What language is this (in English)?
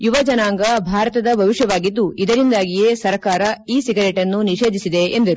Kannada